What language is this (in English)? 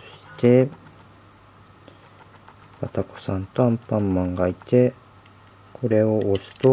Japanese